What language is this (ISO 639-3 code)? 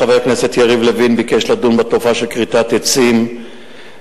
heb